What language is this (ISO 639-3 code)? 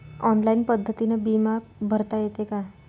mar